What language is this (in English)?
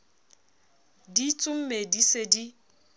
Southern Sotho